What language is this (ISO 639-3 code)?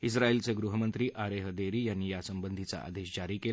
mar